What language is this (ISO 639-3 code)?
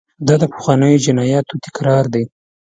pus